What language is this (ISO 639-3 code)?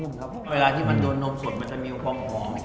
tha